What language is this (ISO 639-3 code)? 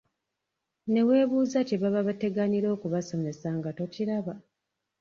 lug